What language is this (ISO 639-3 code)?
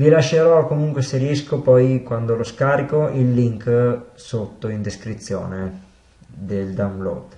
ita